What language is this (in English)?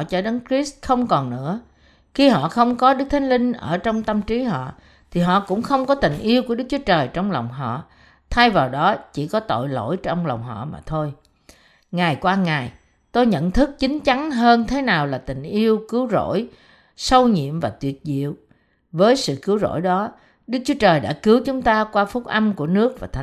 Vietnamese